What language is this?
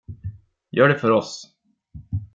Swedish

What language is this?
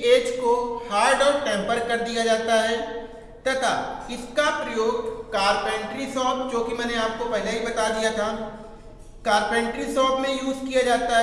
Hindi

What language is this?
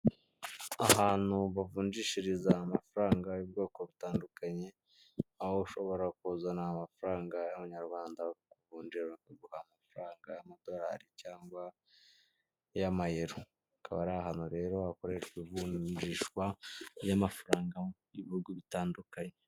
Kinyarwanda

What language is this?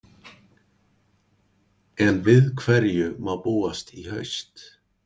Icelandic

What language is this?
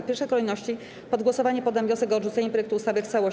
Polish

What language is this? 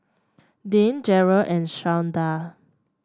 English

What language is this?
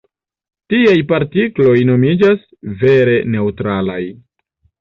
Esperanto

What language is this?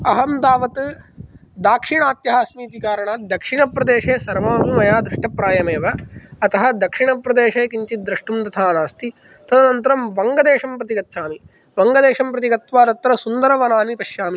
Sanskrit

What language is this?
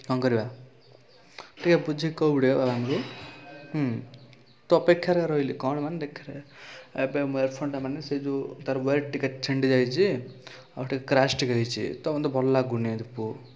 Odia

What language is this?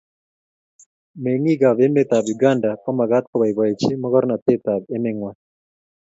Kalenjin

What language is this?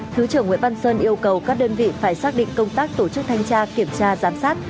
Vietnamese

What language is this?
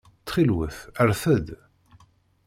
Kabyle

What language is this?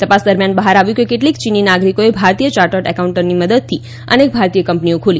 Gujarati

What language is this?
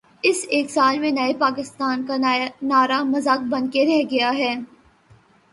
Urdu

